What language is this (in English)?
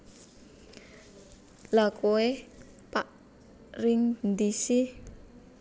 Javanese